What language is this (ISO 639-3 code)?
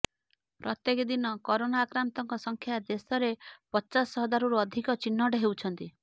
ori